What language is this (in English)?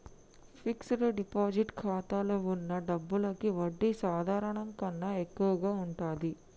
Telugu